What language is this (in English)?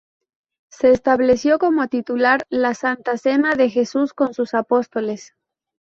Spanish